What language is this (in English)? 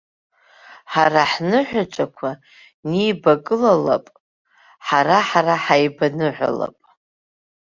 Abkhazian